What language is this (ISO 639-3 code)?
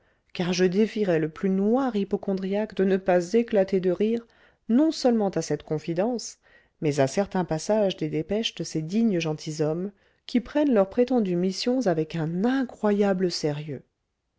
fra